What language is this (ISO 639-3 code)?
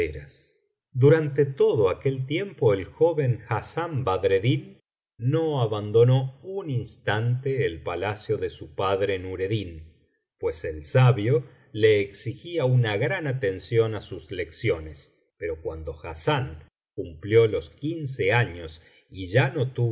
spa